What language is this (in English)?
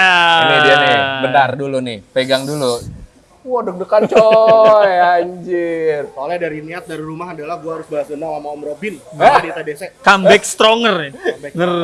Indonesian